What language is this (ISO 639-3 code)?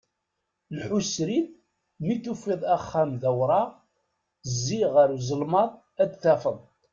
kab